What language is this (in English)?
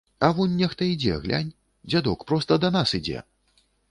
Belarusian